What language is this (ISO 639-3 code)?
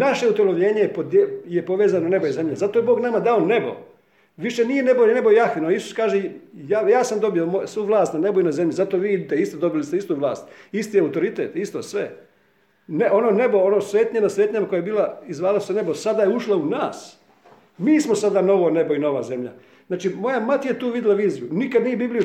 hrv